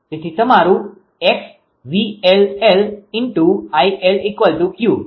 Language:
Gujarati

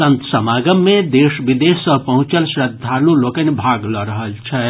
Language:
Maithili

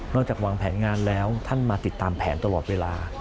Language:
Thai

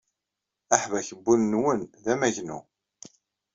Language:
Kabyle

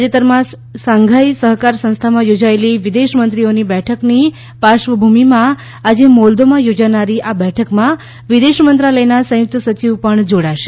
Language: Gujarati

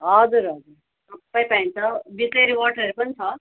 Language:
Nepali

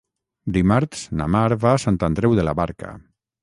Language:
Catalan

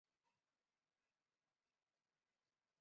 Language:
Chinese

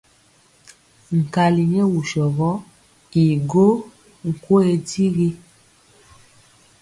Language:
Mpiemo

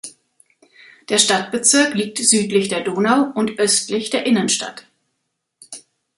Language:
German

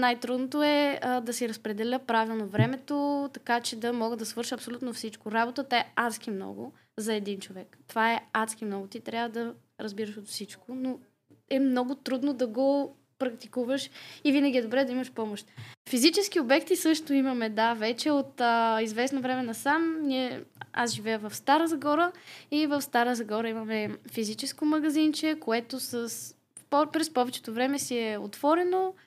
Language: Bulgarian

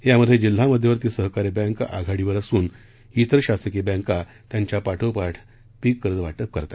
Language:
Marathi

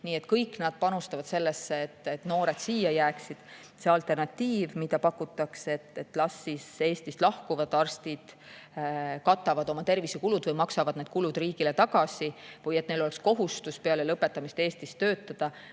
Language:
Estonian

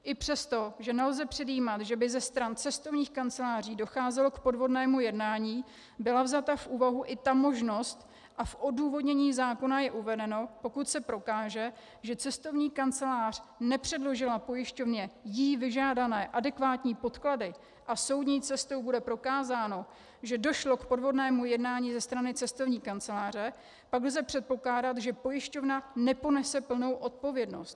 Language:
Czech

